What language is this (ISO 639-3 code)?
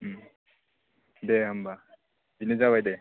brx